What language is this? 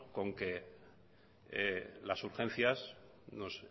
Spanish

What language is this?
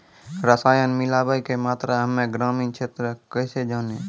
Maithili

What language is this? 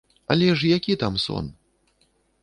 Belarusian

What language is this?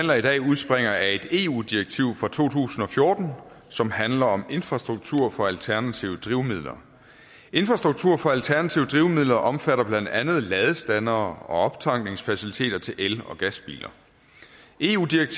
Danish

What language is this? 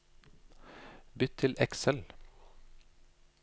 Norwegian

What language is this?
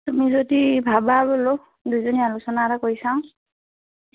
Assamese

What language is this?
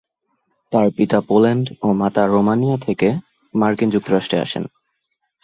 Bangla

